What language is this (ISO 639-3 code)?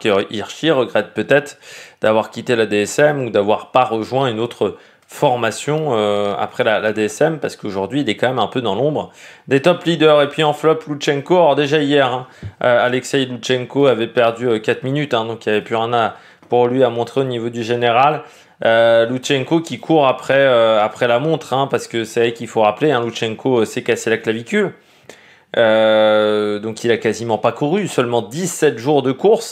fra